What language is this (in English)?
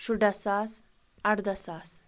Kashmiri